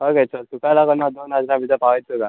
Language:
Konkani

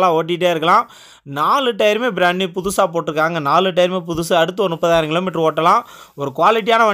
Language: Tamil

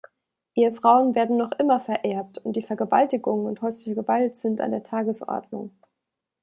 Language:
German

